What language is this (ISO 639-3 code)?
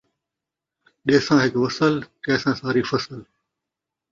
skr